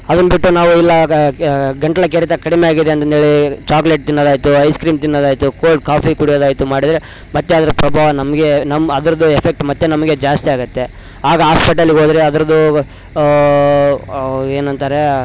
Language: Kannada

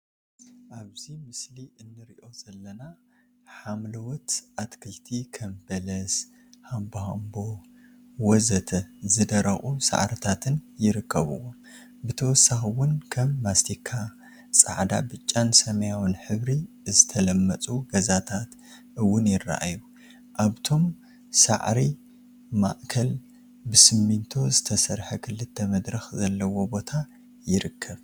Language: Tigrinya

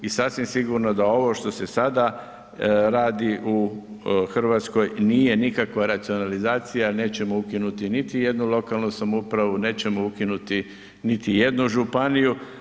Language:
Croatian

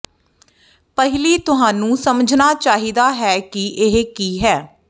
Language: Punjabi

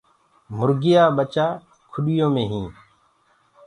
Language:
Gurgula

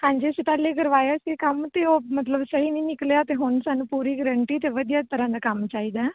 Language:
Punjabi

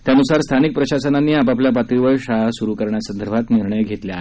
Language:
Marathi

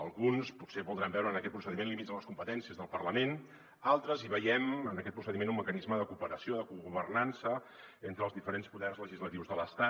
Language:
Catalan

